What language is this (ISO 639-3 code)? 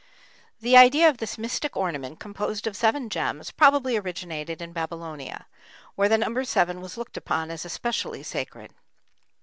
eng